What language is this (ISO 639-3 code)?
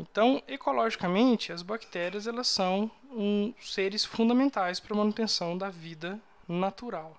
por